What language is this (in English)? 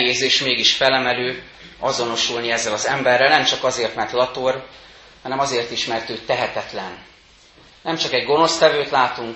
Hungarian